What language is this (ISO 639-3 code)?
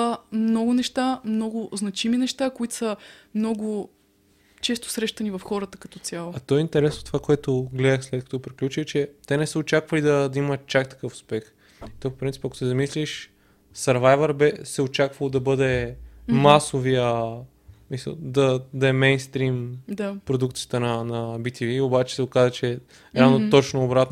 bul